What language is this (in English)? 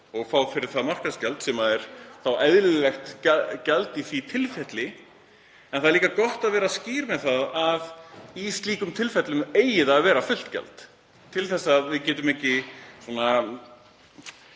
Icelandic